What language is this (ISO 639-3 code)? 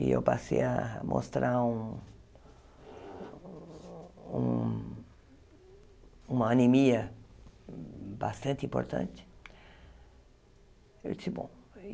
por